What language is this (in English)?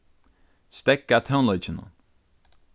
Faroese